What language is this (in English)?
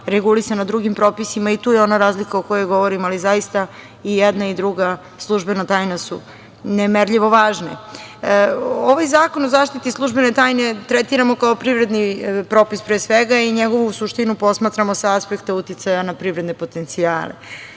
Serbian